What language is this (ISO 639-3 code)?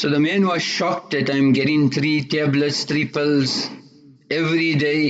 eng